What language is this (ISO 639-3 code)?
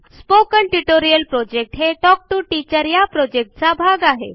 mar